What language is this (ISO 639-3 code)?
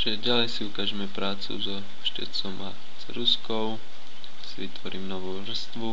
slk